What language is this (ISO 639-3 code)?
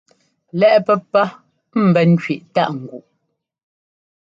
jgo